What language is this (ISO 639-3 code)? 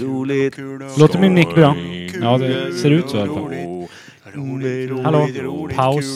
swe